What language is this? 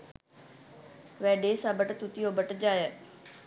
Sinhala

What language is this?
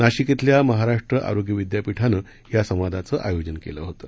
Marathi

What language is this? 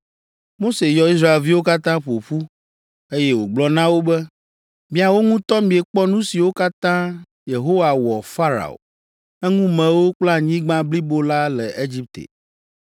Ewe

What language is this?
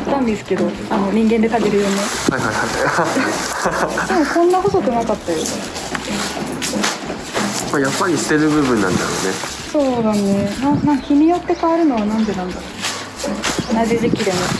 Japanese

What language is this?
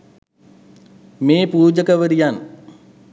Sinhala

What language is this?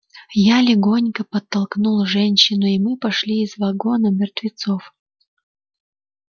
Russian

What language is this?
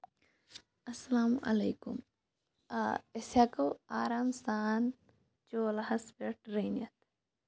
Kashmiri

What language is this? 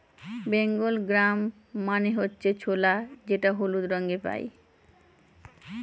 Bangla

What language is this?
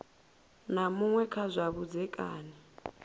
Venda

